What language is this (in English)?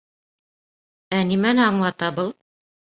Bashkir